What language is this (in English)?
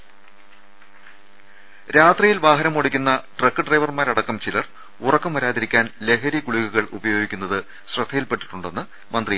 Malayalam